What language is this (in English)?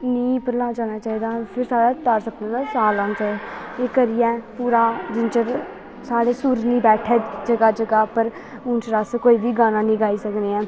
Dogri